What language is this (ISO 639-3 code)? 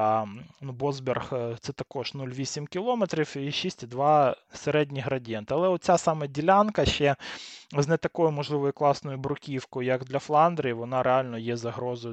ukr